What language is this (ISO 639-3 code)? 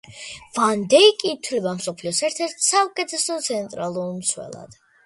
kat